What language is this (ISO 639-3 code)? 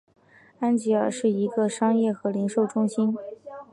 zho